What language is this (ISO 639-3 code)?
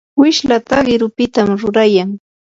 qur